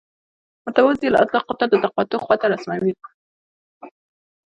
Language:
Pashto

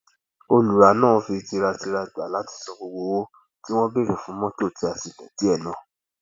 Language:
Yoruba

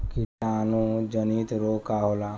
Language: Bhojpuri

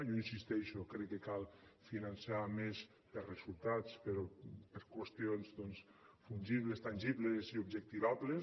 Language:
Catalan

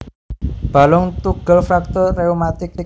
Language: Javanese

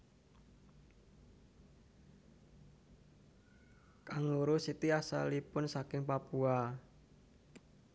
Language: Javanese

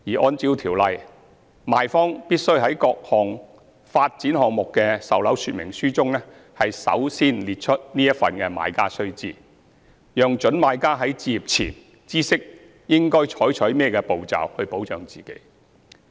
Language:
Cantonese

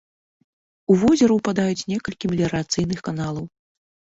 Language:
Belarusian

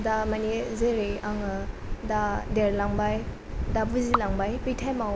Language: Bodo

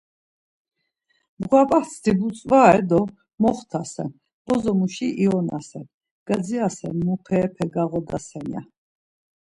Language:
Laz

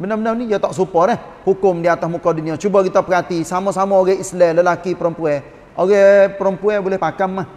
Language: Malay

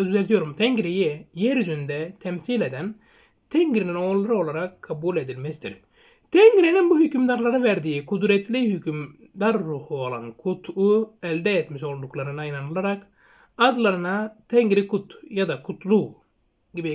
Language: Turkish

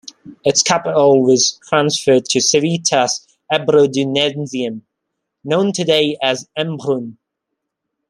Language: English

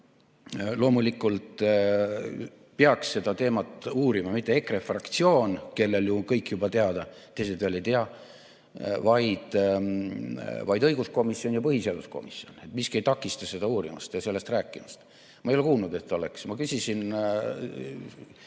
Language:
Estonian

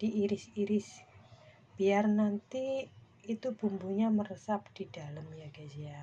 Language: Indonesian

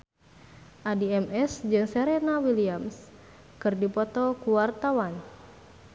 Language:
Sundanese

